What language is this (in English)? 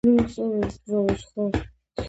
Georgian